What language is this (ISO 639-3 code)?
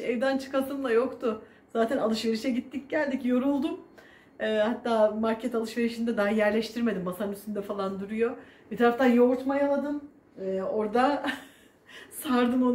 tur